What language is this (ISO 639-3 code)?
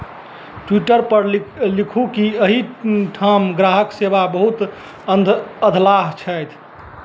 mai